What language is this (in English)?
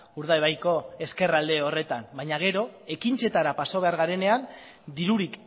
Basque